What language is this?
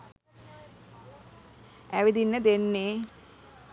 Sinhala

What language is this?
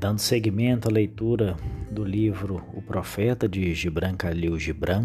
Portuguese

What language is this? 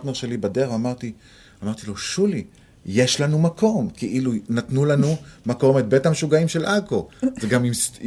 Hebrew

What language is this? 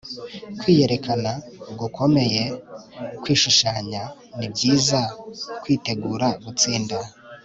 Kinyarwanda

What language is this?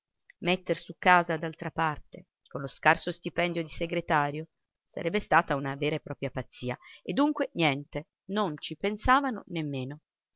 Italian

